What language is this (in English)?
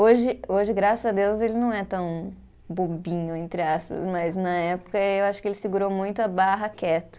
Portuguese